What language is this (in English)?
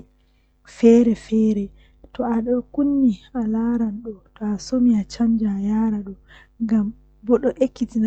Western Niger Fulfulde